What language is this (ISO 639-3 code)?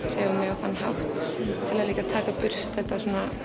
isl